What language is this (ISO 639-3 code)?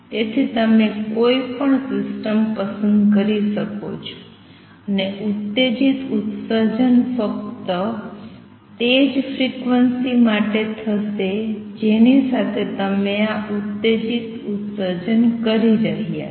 guj